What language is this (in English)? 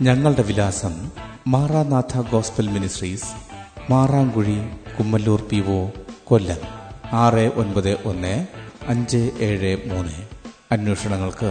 Malayalam